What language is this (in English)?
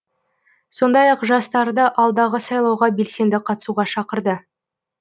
Kazakh